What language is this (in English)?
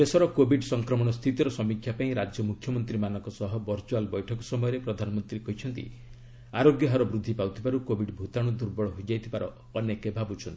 Odia